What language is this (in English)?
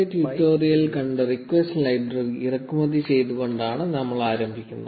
Malayalam